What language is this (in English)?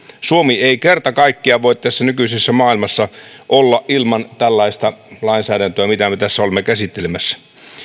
Finnish